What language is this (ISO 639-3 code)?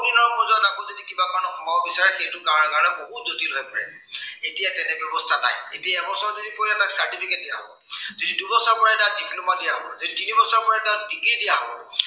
asm